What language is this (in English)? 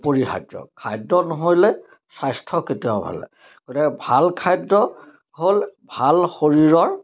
Assamese